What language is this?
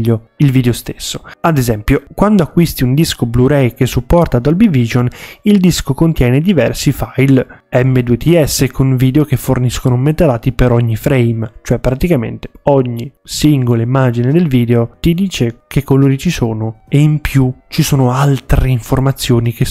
Italian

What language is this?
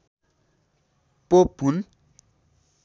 Nepali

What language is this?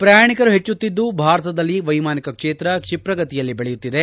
Kannada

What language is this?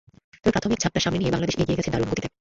Bangla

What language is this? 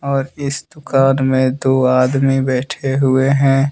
Hindi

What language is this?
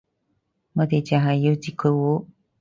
Cantonese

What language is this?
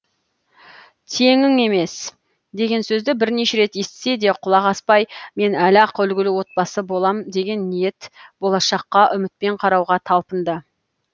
Kazakh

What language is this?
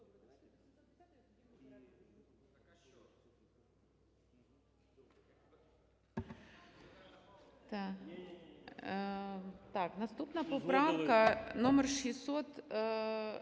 Ukrainian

